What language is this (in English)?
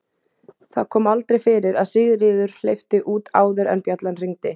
Icelandic